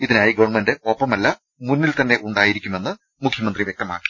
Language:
Malayalam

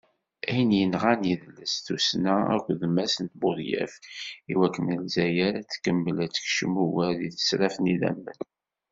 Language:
Kabyle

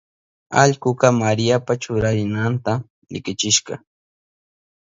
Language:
Southern Pastaza Quechua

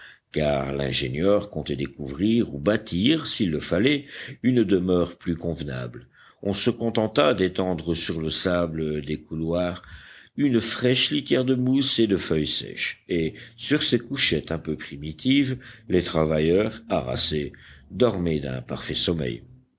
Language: French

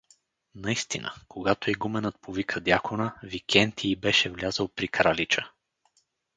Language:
Bulgarian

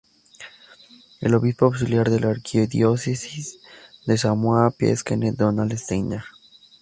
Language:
Spanish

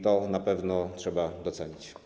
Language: Polish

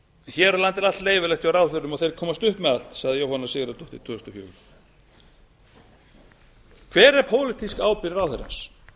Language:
Icelandic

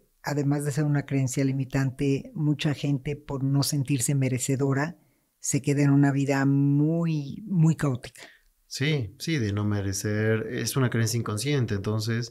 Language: Spanish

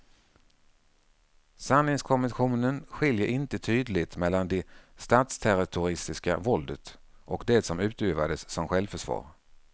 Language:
Swedish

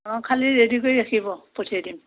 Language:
Assamese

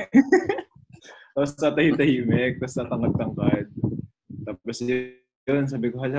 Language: Filipino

